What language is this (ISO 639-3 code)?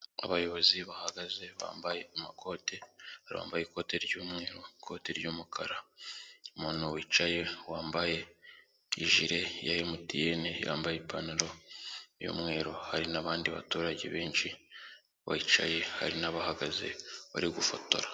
kin